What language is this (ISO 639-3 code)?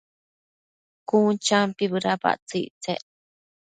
mcf